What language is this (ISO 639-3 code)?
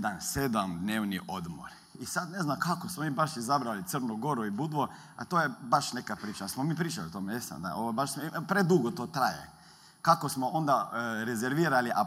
hrv